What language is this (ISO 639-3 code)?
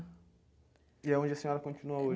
por